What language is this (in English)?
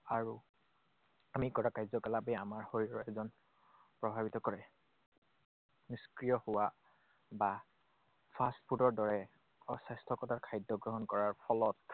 Assamese